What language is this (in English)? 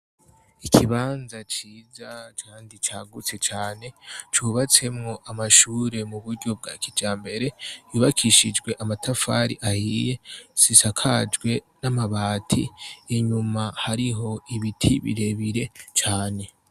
Rundi